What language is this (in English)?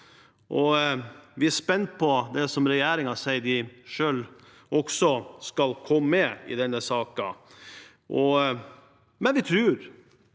Norwegian